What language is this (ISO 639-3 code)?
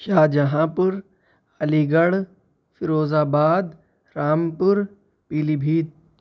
urd